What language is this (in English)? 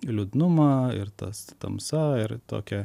Lithuanian